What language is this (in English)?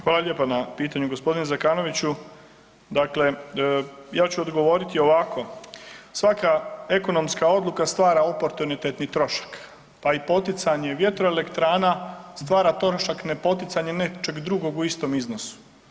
Croatian